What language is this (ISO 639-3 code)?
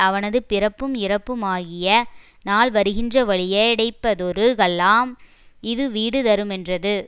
tam